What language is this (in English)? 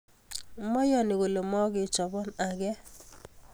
Kalenjin